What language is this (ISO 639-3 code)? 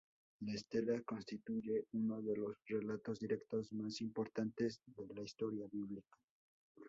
spa